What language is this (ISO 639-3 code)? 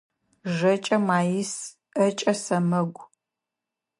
ady